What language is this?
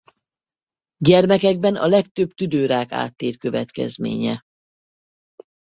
Hungarian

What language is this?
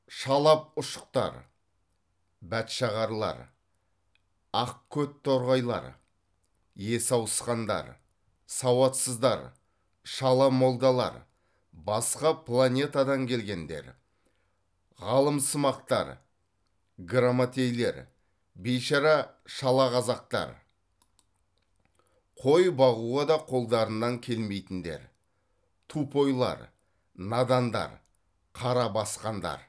Kazakh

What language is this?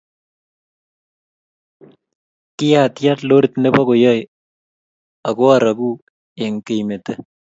Kalenjin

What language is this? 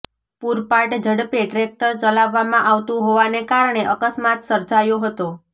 Gujarati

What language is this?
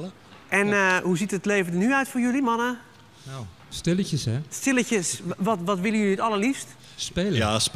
Dutch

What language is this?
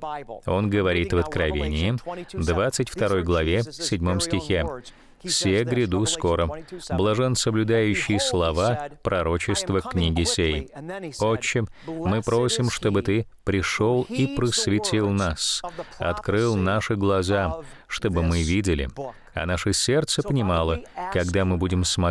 Russian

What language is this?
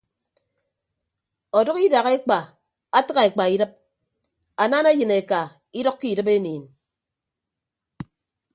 Ibibio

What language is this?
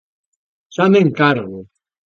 Galician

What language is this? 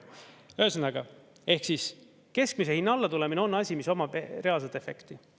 Estonian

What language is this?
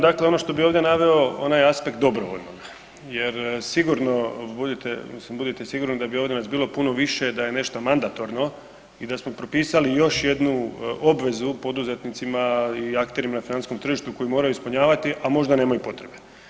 Croatian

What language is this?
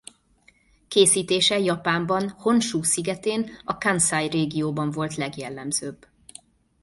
Hungarian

